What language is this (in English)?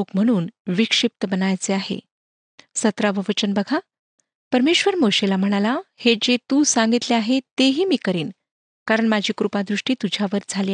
Marathi